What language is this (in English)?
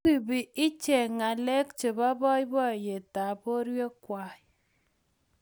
Kalenjin